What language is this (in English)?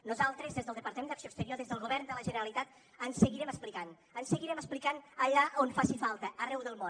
Catalan